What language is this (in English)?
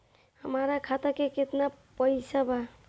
Bhojpuri